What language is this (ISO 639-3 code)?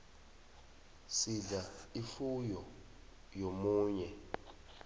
nbl